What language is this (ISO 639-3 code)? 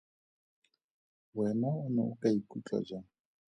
tsn